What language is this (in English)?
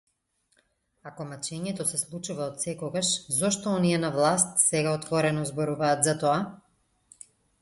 Macedonian